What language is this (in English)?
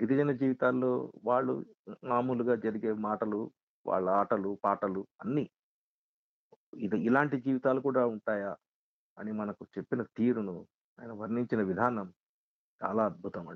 Telugu